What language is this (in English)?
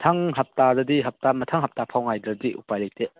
Manipuri